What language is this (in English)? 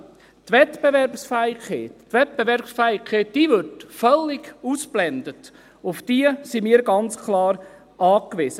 Swiss German